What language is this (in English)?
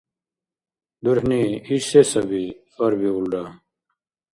Dargwa